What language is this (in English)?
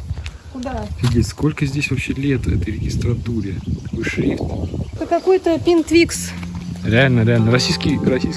Russian